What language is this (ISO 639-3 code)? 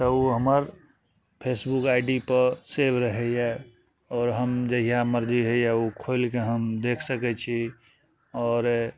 mai